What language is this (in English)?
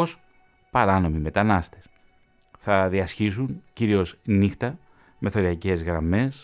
Greek